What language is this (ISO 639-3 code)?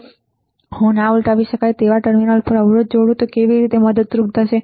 guj